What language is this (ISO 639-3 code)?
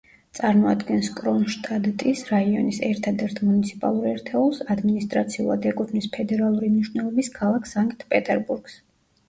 kat